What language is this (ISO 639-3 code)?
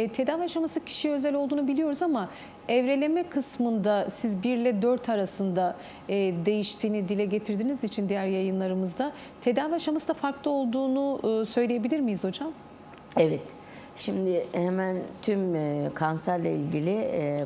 tur